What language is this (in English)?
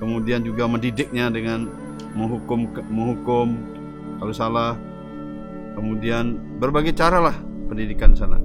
Indonesian